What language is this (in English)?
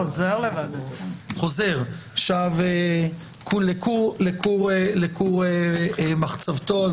Hebrew